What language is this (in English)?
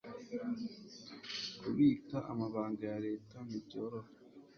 Kinyarwanda